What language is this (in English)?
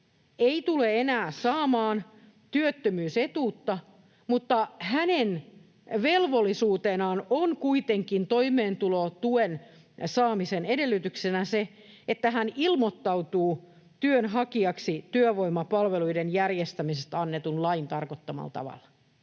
Finnish